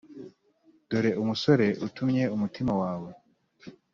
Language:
Kinyarwanda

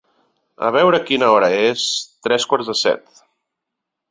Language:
Catalan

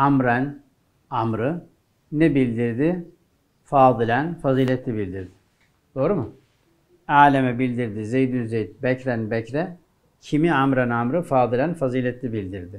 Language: Turkish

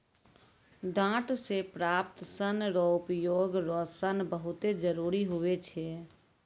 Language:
Maithili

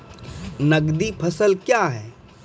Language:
Maithili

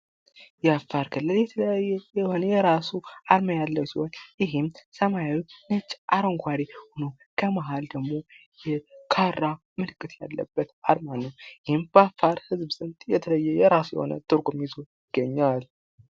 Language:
Amharic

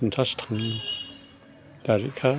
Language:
Bodo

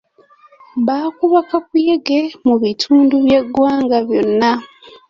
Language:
Ganda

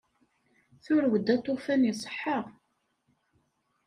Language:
Kabyle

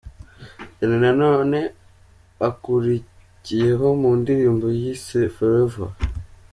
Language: Kinyarwanda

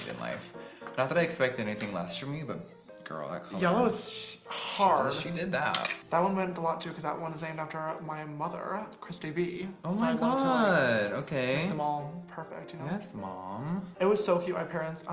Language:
English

